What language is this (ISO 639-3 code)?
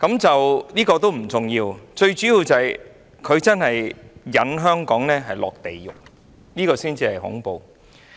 yue